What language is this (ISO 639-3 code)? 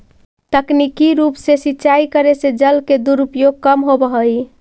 mag